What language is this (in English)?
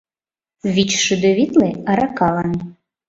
Mari